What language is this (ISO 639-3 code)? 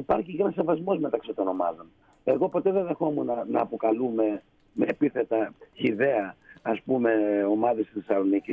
ell